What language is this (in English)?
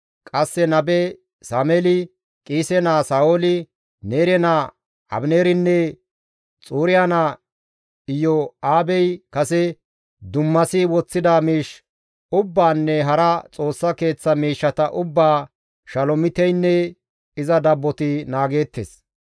Gamo